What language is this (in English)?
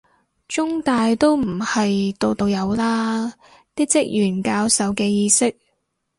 Cantonese